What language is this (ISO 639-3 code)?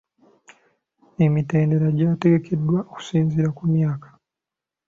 lug